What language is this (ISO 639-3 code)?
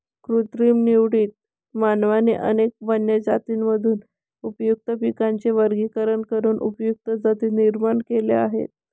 mar